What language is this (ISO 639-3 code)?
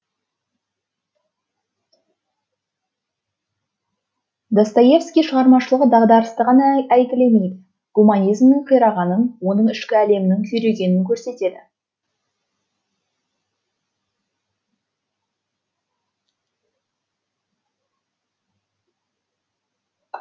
kaz